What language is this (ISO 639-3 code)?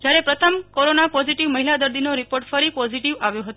guj